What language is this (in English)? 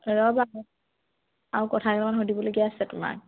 Assamese